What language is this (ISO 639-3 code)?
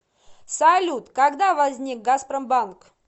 rus